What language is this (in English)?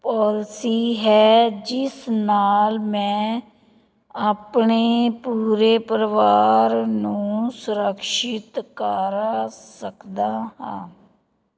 Punjabi